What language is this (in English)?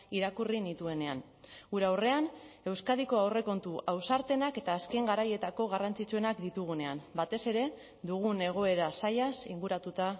Basque